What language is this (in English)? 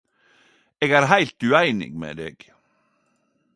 Norwegian Nynorsk